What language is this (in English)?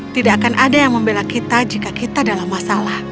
Indonesian